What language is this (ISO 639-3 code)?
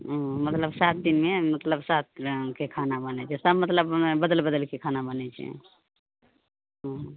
mai